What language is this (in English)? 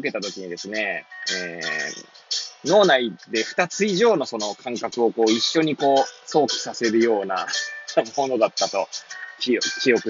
Japanese